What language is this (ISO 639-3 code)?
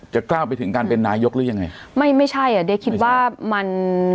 tha